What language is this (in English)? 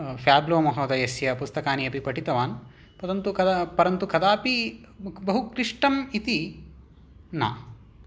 Sanskrit